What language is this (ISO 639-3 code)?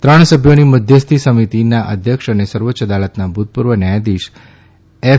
guj